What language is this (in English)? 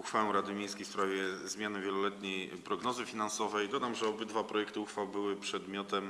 Polish